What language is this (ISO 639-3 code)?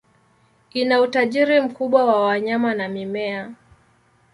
swa